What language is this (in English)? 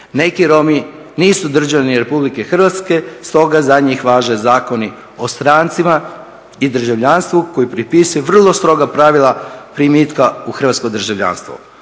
Croatian